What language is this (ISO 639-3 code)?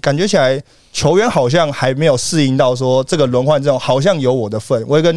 zho